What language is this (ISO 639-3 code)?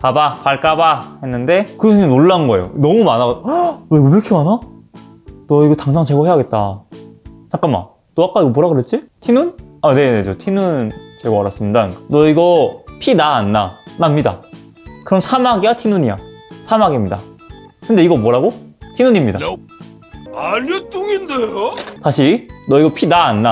kor